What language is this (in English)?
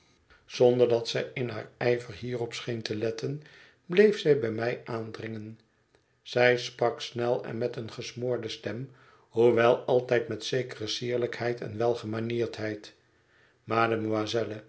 Dutch